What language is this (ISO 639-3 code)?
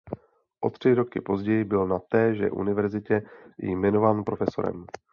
ces